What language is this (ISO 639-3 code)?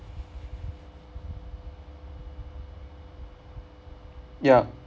eng